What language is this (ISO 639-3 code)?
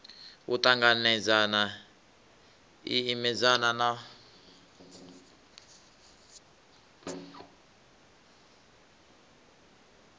ven